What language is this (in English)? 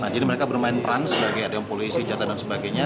Indonesian